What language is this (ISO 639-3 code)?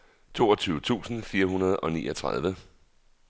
dan